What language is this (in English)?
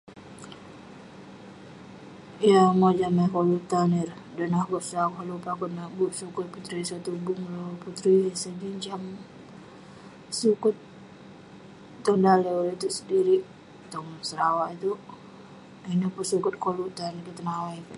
Western Penan